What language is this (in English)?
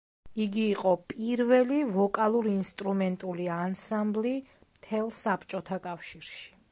Georgian